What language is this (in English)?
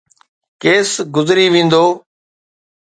Sindhi